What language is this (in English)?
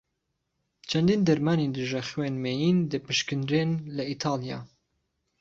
Central Kurdish